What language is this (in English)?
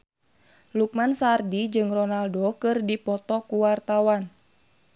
Sundanese